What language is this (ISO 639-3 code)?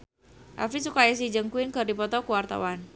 sun